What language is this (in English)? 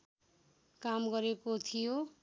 Nepali